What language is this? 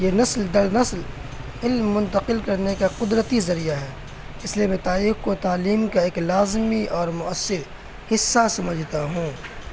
Urdu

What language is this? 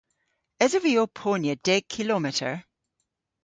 Cornish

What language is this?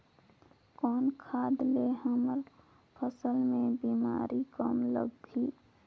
Chhattisgarhi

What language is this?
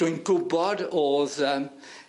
Welsh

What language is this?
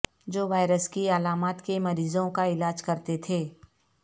Urdu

